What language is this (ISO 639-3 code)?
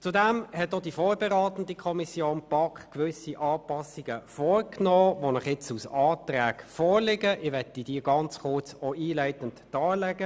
gsw